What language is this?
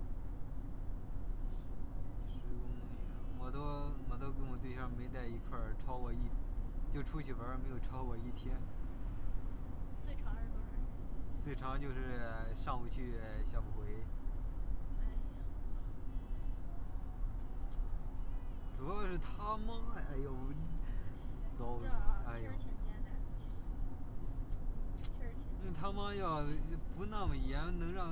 Chinese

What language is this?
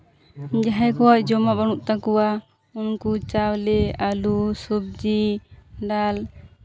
Santali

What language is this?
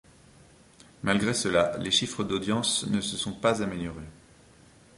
French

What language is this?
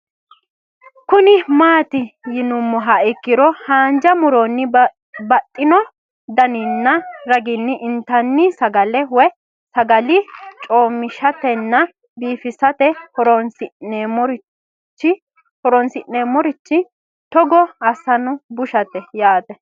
Sidamo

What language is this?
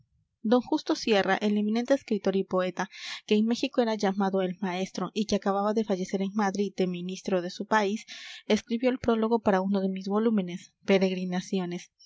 Spanish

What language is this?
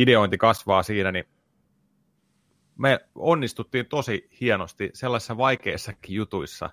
Finnish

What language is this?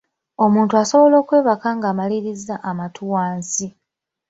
Ganda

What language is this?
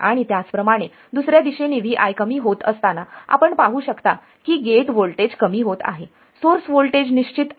Marathi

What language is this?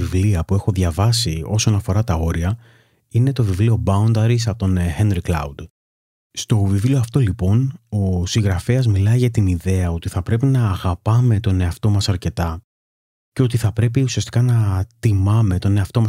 Greek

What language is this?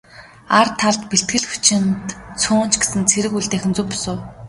Mongolian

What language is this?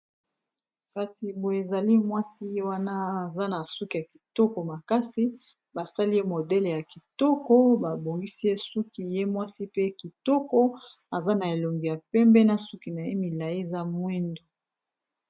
Lingala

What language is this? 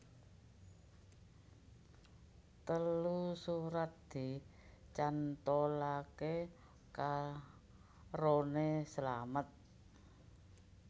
Javanese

